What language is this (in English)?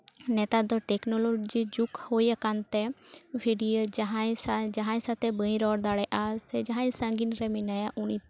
Santali